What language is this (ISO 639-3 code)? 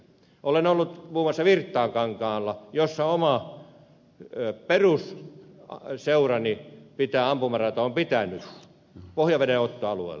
fin